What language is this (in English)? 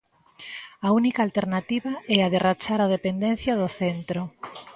Galician